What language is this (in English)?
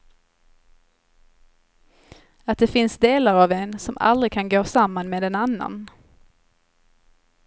Swedish